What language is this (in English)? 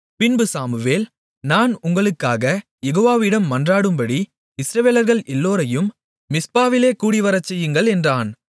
Tamil